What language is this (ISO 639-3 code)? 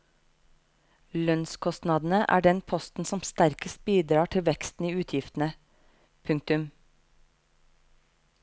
nor